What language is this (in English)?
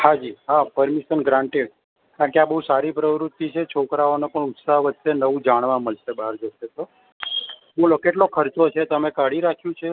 Gujarati